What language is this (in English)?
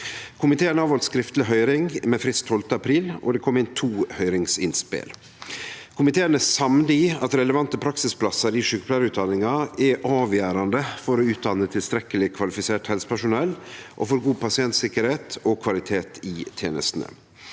Norwegian